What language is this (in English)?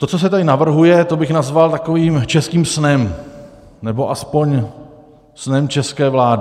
Czech